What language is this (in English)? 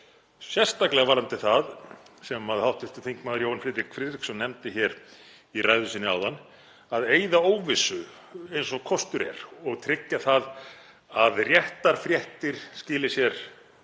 Icelandic